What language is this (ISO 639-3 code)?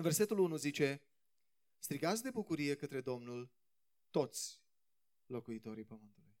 ron